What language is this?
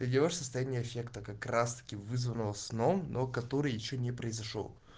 Russian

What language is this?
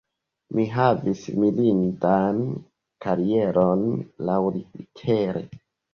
Esperanto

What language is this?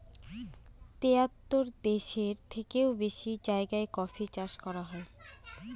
Bangla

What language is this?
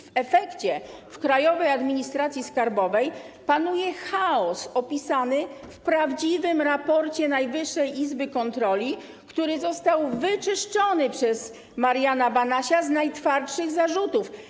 Polish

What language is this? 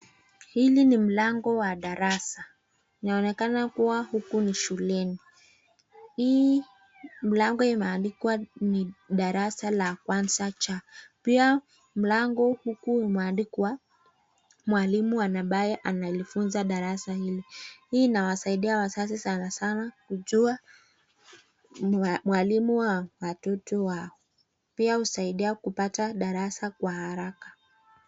Swahili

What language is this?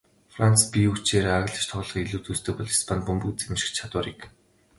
Mongolian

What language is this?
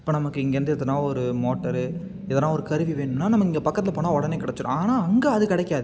Tamil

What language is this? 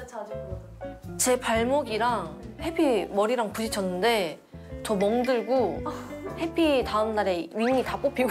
Korean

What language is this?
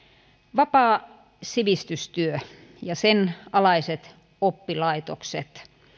Finnish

